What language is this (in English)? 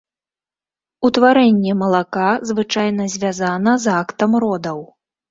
Belarusian